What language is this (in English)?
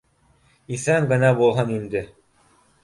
Bashkir